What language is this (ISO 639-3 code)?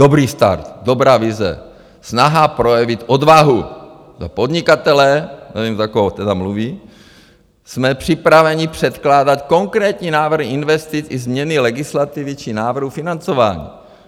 ces